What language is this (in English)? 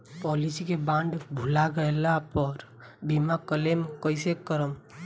Bhojpuri